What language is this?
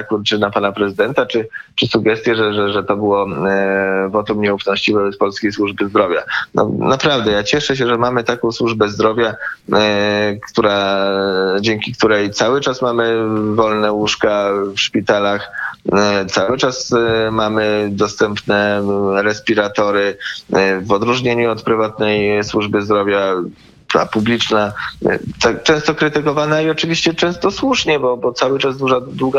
Polish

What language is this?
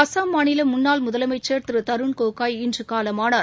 Tamil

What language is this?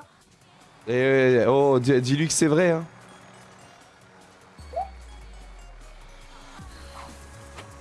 French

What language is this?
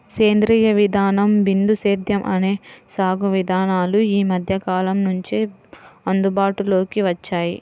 Telugu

